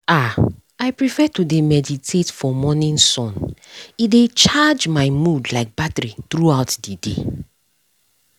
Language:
Nigerian Pidgin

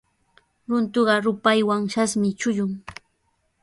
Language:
Sihuas Ancash Quechua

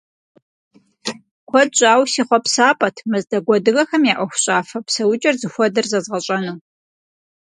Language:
Kabardian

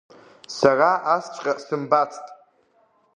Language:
Abkhazian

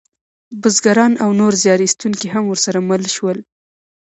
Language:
Pashto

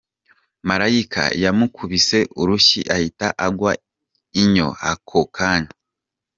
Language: Kinyarwanda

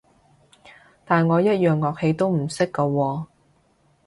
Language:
Cantonese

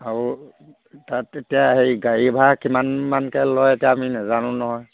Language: Assamese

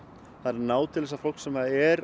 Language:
Icelandic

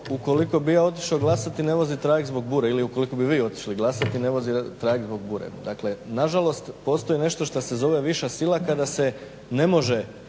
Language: Croatian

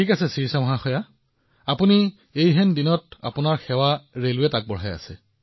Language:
Assamese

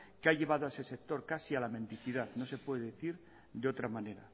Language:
Spanish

